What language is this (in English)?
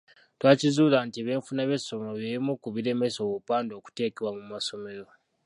Ganda